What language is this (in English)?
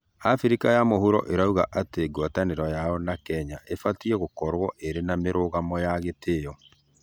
Kikuyu